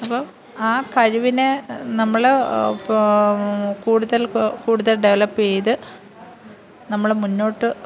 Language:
Malayalam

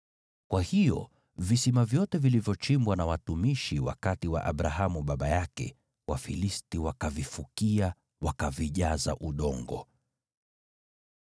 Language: Swahili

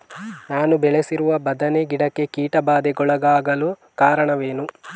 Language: Kannada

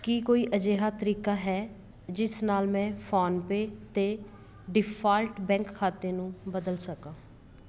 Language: Punjabi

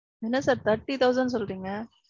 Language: Tamil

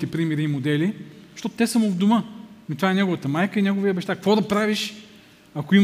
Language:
Bulgarian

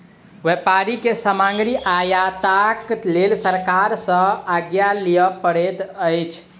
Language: Maithili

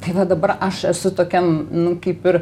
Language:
Lithuanian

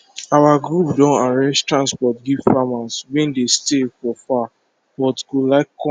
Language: Nigerian Pidgin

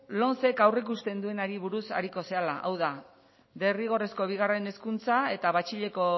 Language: Basque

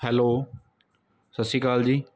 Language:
Punjabi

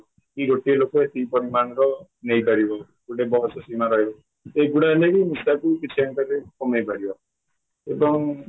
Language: Odia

